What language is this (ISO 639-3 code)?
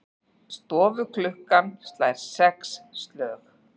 isl